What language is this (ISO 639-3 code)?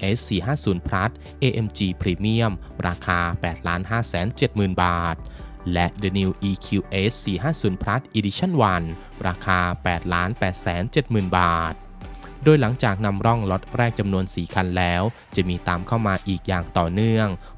tha